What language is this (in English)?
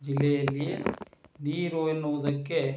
Kannada